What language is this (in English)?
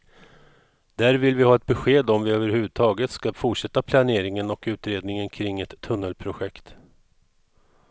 Swedish